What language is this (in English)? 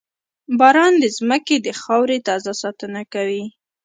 Pashto